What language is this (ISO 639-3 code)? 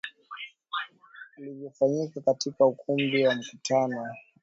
swa